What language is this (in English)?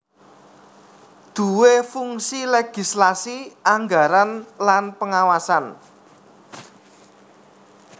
Javanese